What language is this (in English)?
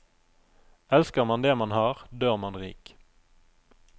Norwegian